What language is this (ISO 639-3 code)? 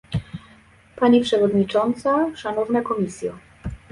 pol